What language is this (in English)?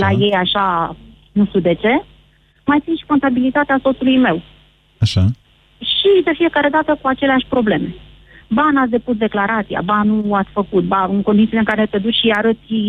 Romanian